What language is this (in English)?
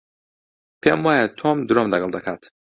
Central Kurdish